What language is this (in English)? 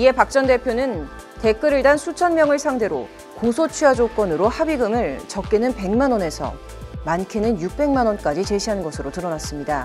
Korean